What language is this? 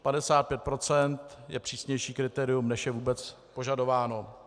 Czech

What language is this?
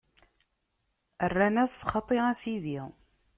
Kabyle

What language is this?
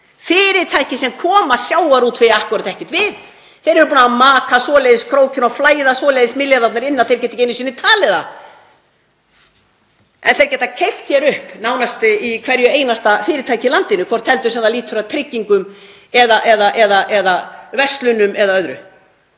Icelandic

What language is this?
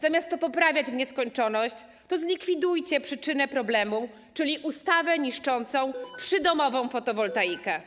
Polish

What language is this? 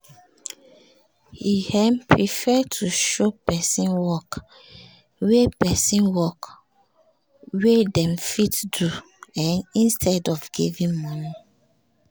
Nigerian Pidgin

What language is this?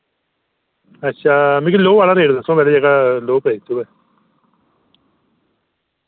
Dogri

